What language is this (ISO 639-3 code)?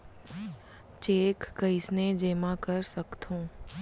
hne